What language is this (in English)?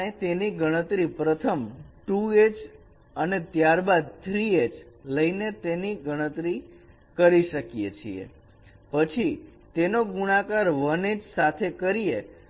Gujarati